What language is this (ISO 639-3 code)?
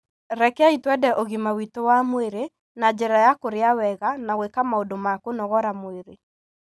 kik